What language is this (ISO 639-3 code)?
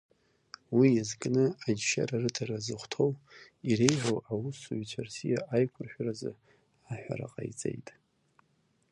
abk